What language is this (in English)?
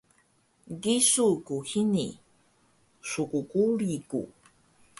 Taroko